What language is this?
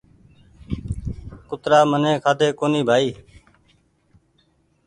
Goaria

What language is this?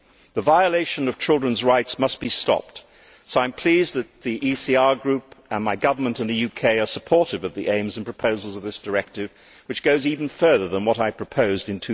English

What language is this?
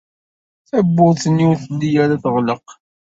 Kabyle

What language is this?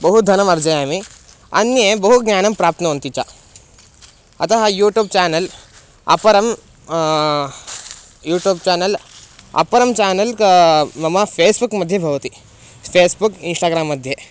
Sanskrit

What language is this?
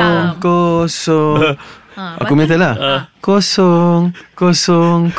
Malay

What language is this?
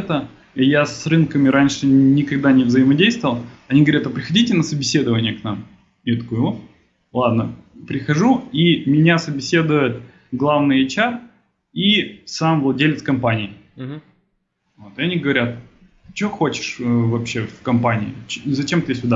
Russian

